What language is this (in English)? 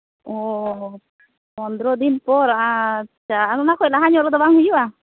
Santali